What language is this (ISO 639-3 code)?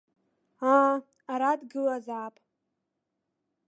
abk